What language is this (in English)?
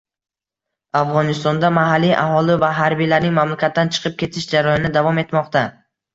Uzbek